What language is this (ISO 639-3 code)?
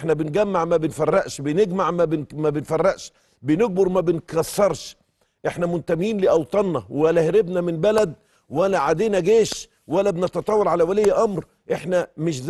ara